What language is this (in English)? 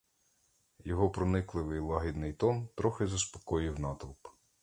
Ukrainian